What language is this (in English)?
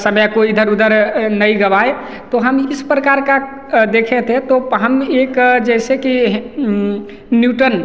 Hindi